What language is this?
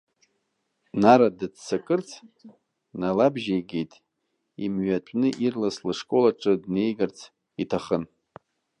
Abkhazian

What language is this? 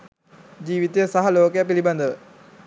Sinhala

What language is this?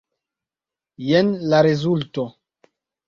Esperanto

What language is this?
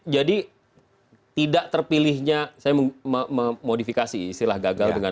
Indonesian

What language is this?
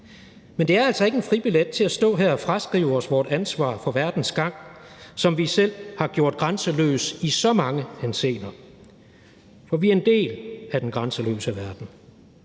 Danish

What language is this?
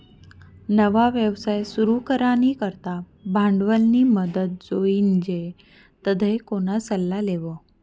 Marathi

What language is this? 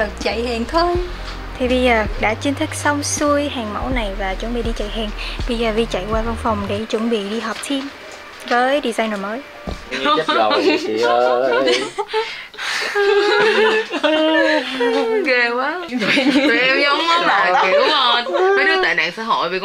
Vietnamese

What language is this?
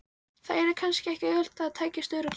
Icelandic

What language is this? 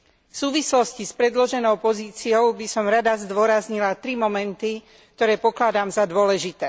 Slovak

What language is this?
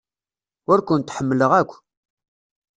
Kabyle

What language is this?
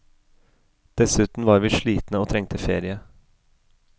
Norwegian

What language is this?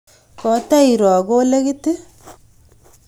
Kalenjin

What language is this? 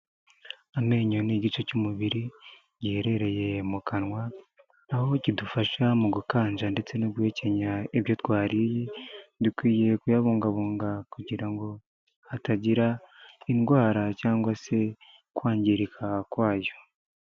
Kinyarwanda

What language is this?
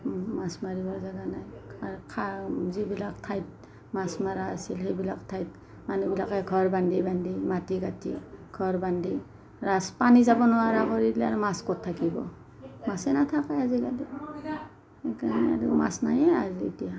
Assamese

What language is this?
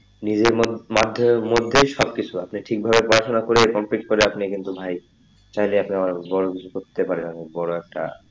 Bangla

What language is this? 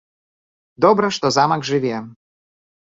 Belarusian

